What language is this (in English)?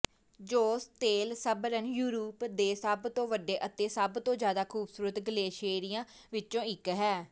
Punjabi